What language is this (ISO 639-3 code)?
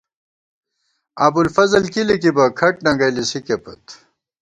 gwt